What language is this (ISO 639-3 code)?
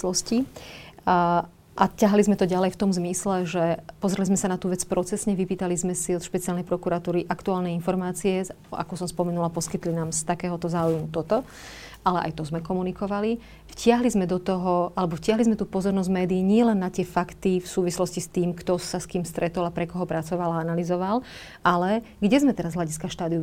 slk